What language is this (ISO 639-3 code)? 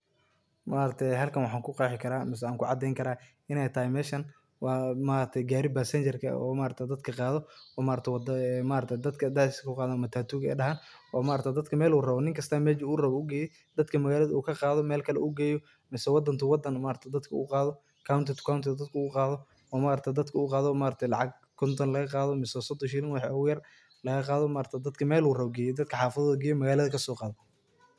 som